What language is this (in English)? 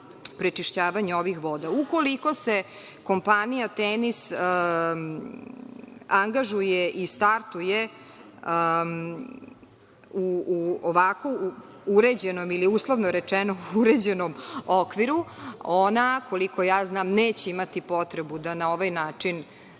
Serbian